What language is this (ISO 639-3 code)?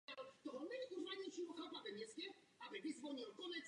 ces